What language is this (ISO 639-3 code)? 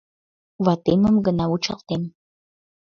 chm